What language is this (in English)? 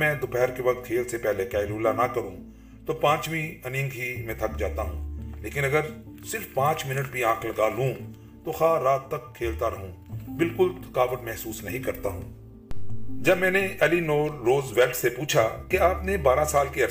Urdu